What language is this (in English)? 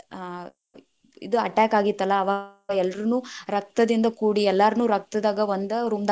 Kannada